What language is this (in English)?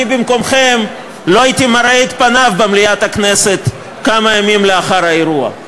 Hebrew